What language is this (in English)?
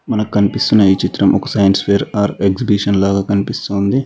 Telugu